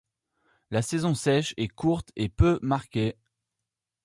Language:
French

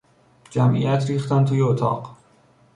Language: Persian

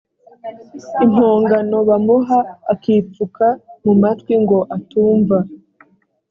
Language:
Kinyarwanda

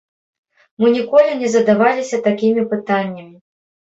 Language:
Belarusian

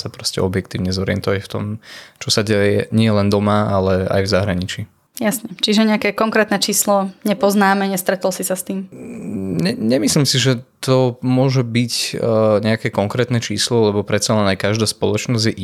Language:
Slovak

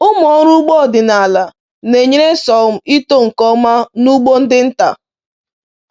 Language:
Igbo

